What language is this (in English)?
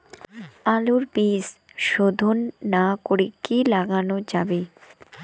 Bangla